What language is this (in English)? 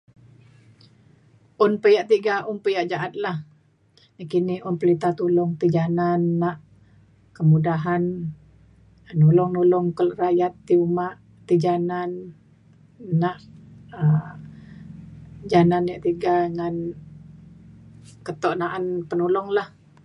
Mainstream Kenyah